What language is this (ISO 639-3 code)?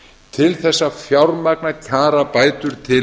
isl